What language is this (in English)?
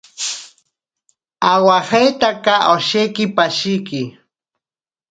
Ashéninka Perené